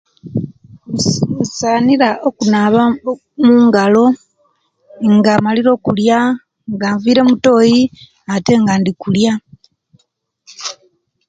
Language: Kenyi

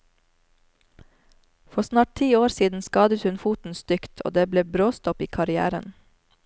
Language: Norwegian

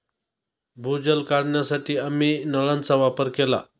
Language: Marathi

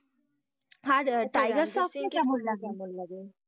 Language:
Bangla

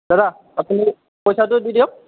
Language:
Assamese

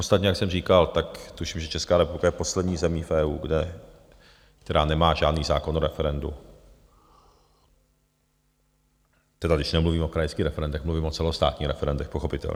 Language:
Czech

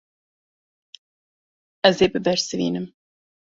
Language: Kurdish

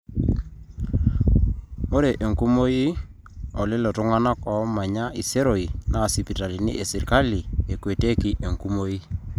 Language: Masai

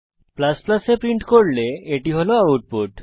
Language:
Bangla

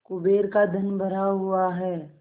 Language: Hindi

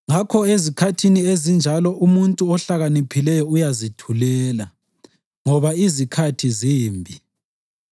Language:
North Ndebele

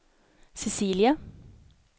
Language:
Swedish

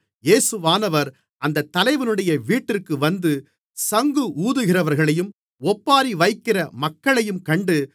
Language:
Tamil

